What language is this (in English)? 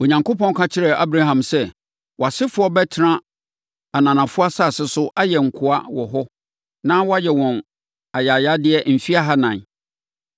Akan